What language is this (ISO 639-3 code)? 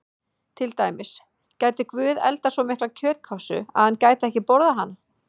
isl